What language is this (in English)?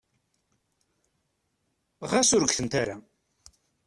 Kabyle